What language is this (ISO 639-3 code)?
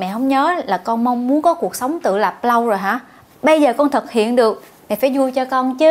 vie